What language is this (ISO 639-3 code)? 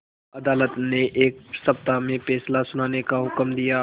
hin